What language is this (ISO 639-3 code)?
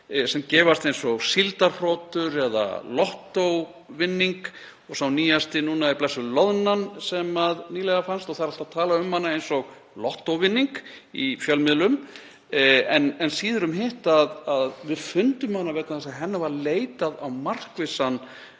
isl